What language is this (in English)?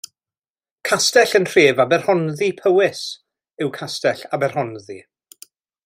Welsh